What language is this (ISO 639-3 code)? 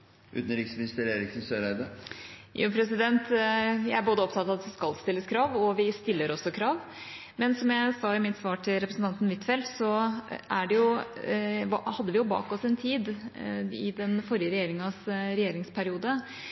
nob